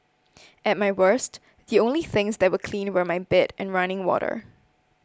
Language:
English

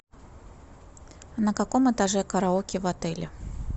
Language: Russian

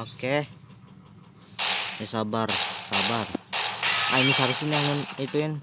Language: Indonesian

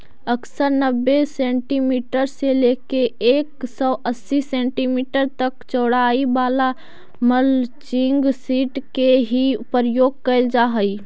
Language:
Magahi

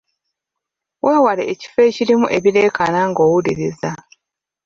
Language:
Ganda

